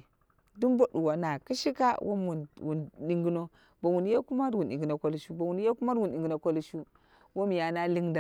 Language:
Dera (Nigeria)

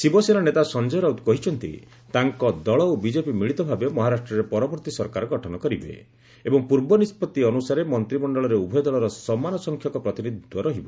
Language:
Odia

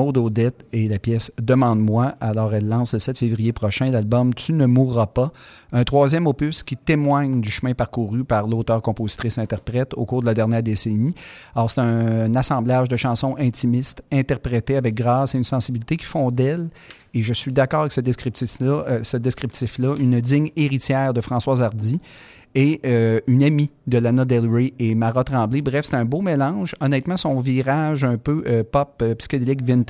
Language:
French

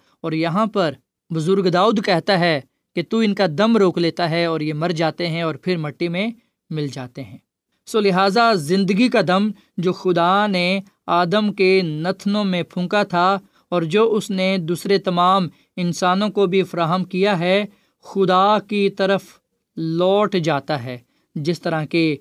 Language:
Urdu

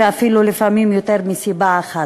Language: Hebrew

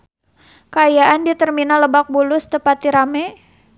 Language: Sundanese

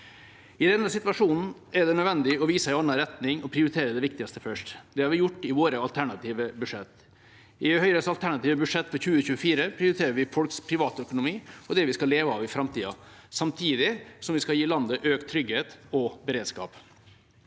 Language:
Norwegian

